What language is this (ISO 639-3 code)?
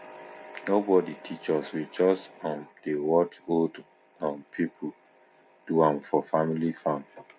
pcm